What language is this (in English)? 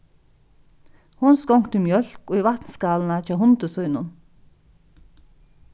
Faroese